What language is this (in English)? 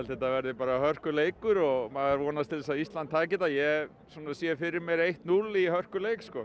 Icelandic